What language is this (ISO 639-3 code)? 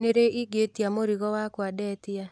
kik